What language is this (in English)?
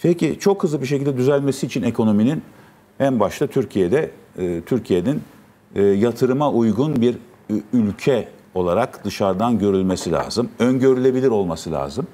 Turkish